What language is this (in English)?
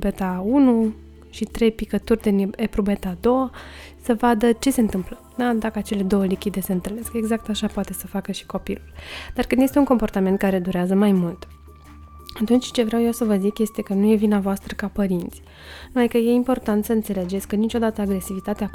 Romanian